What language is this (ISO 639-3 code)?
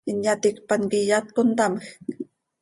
sei